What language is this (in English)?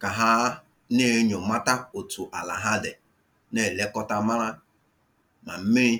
Igbo